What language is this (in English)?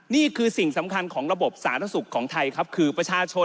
Thai